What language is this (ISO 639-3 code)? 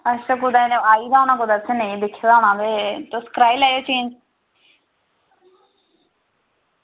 doi